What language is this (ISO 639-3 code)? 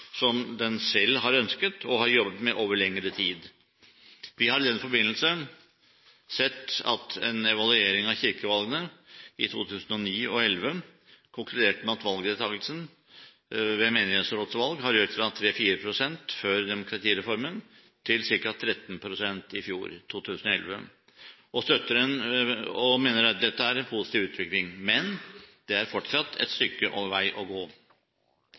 nob